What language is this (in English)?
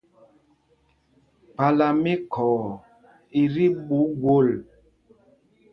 Mpumpong